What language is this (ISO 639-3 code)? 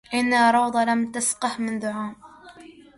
ara